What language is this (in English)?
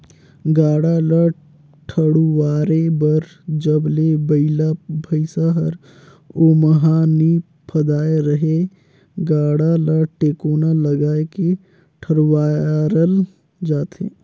Chhattisgarhi